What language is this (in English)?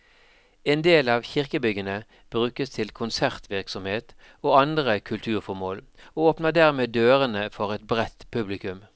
Norwegian